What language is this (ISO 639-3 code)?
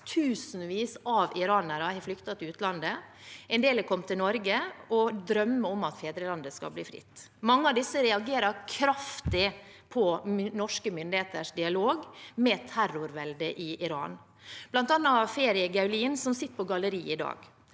nor